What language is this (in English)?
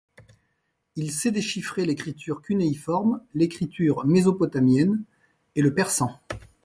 French